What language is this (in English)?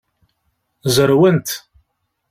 Kabyle